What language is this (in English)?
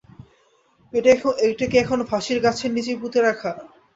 Bangla